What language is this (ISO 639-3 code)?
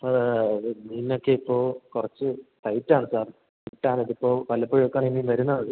mal